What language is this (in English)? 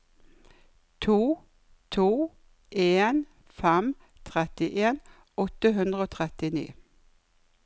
Norwegian